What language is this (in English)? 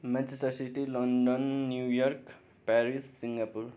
Nepali